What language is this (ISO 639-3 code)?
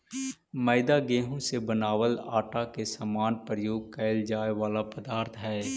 mag